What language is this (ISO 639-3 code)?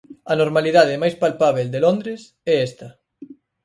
glg